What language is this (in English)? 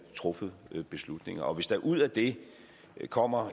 Danish